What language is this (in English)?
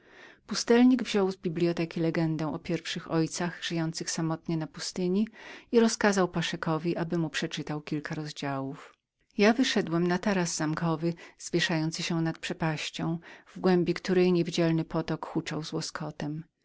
Polish